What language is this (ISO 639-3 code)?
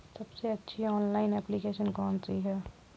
hin